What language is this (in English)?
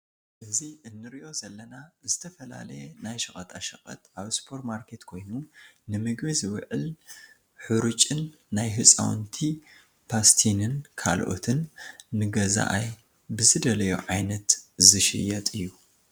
Tigrinya